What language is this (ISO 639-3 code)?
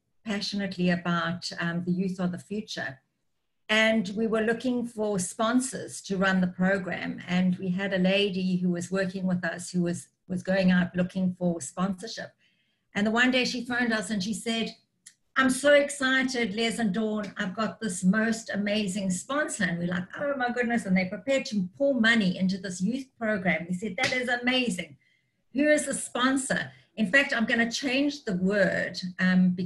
eng